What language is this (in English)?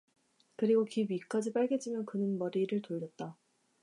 Korean